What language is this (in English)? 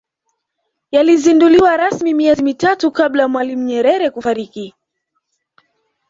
Swahili